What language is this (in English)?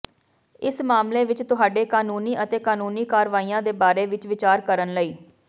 Punjabi